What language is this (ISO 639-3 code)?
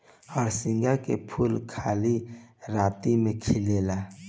bho